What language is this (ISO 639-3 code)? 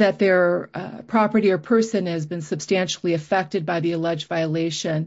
eng